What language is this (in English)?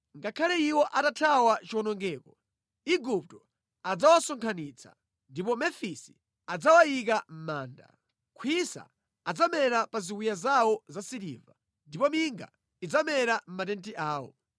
Nyanja